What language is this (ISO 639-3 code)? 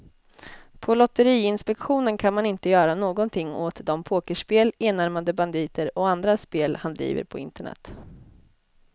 swe